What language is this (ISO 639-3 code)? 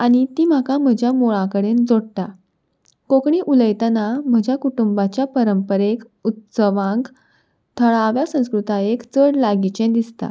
kok